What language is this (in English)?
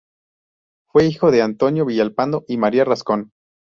Spanish